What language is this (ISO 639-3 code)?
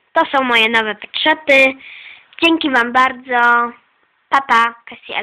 pol